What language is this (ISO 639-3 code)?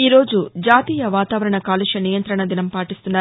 tel